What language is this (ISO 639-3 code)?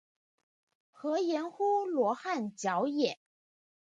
zho